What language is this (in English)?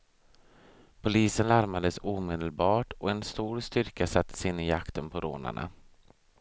Swedish